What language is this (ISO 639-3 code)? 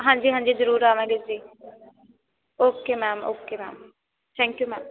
pan